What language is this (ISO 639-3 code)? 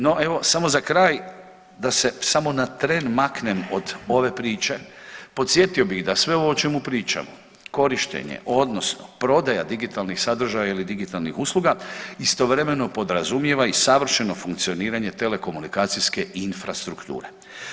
hrv